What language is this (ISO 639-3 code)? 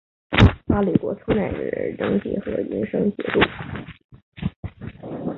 zho